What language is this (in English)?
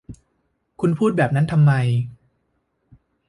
Thai